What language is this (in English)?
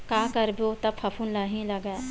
Chhattisgarhi